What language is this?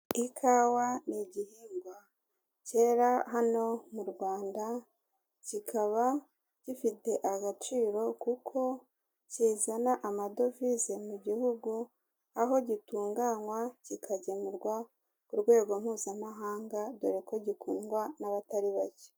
Kinyarwanda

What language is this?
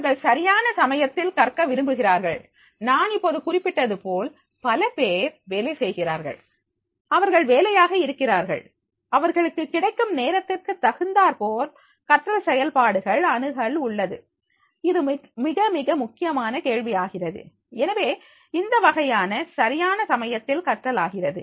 Tamil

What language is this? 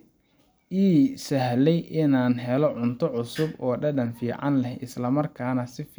Somali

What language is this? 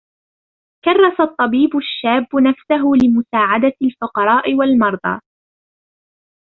Arabic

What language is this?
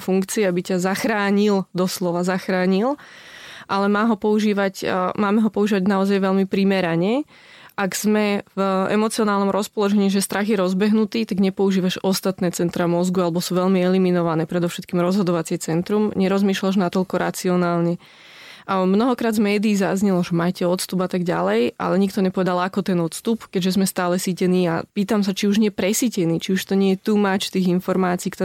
Slovak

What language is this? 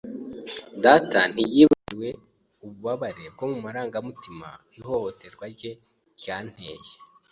Kinyarwanda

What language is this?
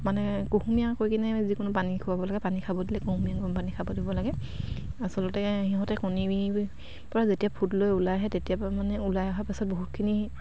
Assamese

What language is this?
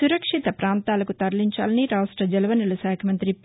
Telugu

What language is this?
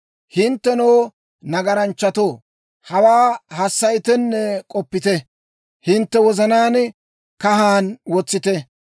Dawro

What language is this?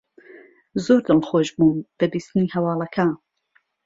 Central Kurdish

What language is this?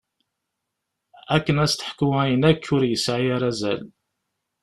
Kabyle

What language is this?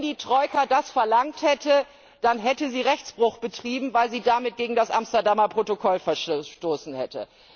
German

